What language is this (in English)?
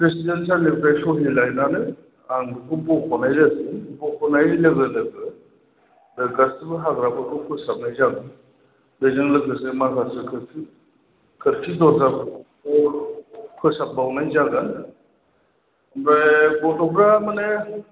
Bodo